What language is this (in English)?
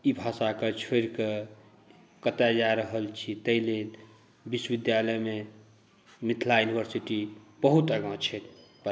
Maithili